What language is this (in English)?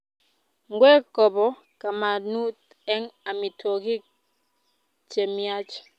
Kalenjin